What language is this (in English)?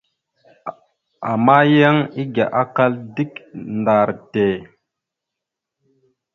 Mada (Cameroon)